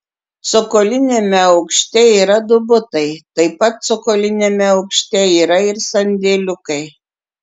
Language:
Lithuanian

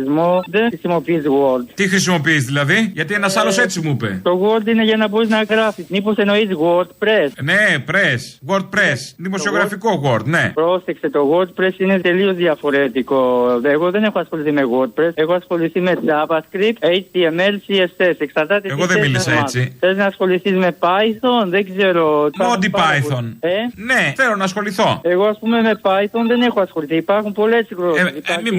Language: Greek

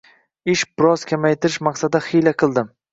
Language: Uzbek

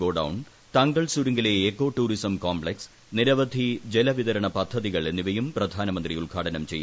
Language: Malayalam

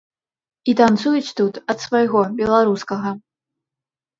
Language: Belarusian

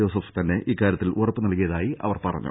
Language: Malayalam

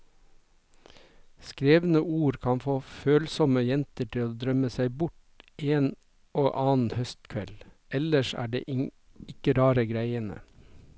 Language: Norwegian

